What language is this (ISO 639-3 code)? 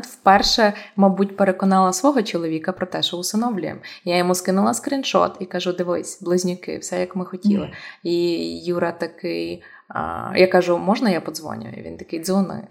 ukr